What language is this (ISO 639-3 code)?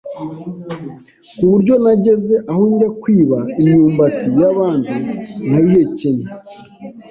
kin